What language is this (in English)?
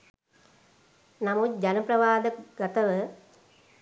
Sinhala